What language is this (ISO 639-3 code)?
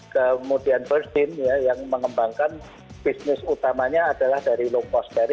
ind